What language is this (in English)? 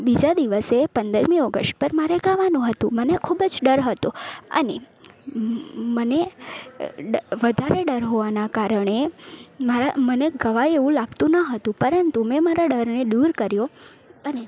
Gujarati